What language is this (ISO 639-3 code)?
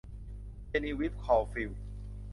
tha